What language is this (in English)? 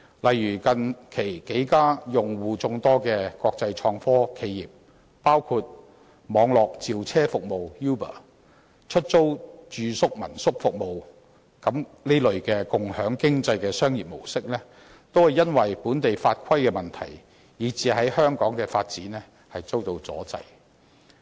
Cantonese